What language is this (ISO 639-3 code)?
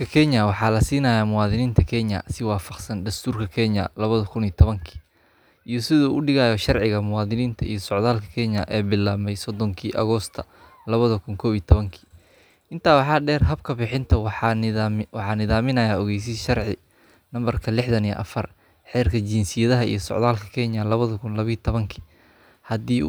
som